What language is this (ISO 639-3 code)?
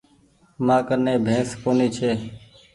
gig